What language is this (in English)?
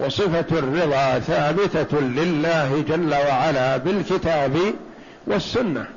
Arabic